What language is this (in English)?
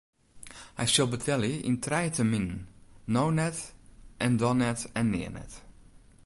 Western Frisian